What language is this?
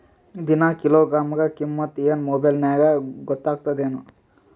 Kannada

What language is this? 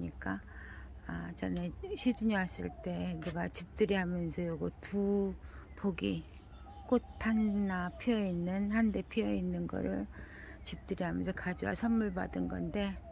Korean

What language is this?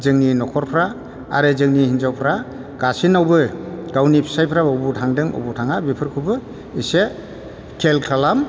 Bodo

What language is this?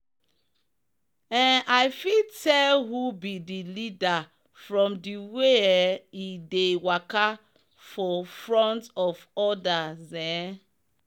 Nigerian Pidgin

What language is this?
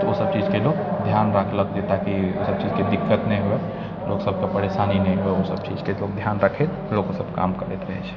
Maithili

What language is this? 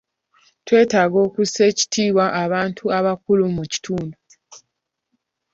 Ganda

